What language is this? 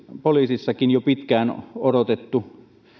Finnish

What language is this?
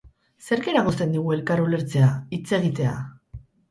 Basque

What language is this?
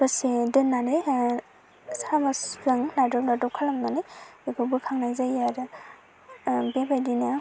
Bodo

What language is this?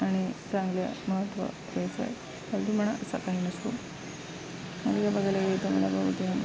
Marathi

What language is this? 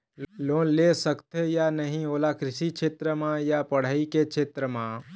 Chhattisgarhi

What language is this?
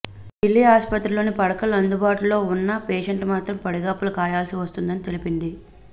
Telugu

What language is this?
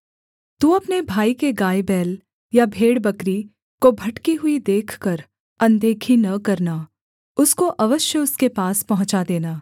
Hindi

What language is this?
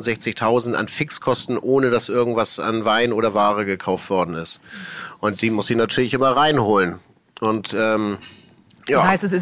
German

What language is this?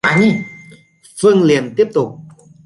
Vietnamese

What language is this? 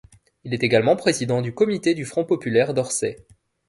French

